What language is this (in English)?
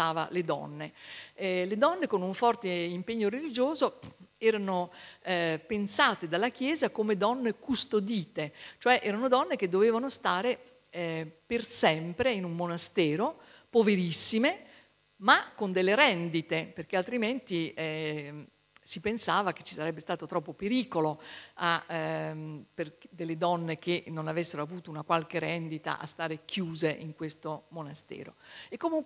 Italian